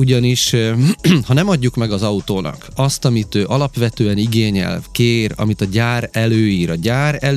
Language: Hungarian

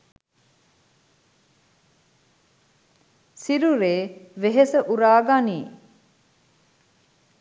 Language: Sinhala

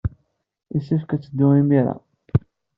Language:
Kabyle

